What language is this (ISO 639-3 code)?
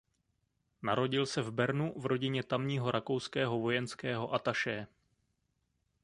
ces